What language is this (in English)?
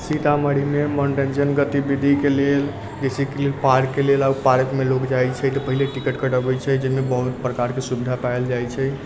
Maithili